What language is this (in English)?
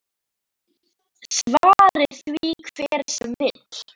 Icelandic